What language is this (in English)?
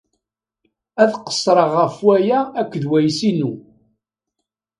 Kabyle